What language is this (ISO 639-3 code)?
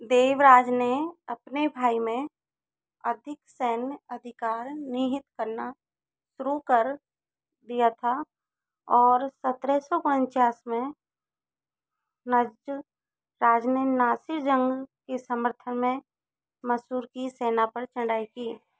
hin